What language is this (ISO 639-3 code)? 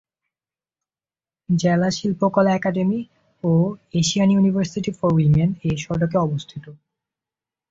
ben